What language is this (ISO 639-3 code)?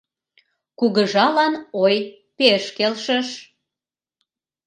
chm